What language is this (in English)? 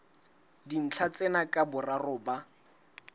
Southern Sotho